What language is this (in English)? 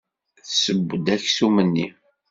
Kabyle